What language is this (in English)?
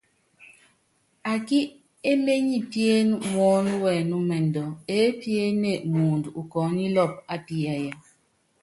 Yangben